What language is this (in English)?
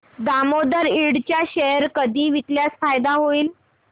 Marathi